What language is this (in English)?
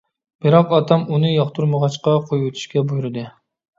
Uyghur